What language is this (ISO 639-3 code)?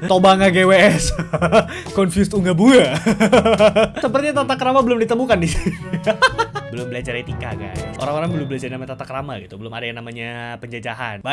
ind